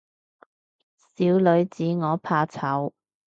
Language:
Cantonese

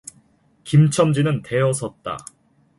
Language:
Korean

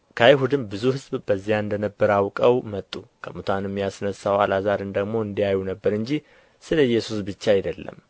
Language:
Amharic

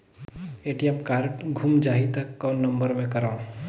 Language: Chhattisgarhi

